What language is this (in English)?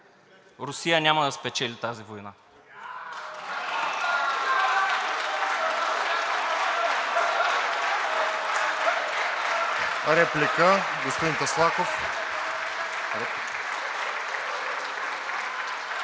Bulgarian